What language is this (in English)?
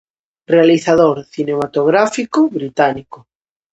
Galician